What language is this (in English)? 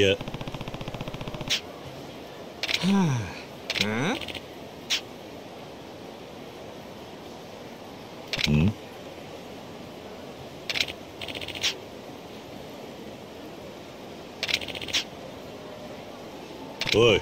Japanese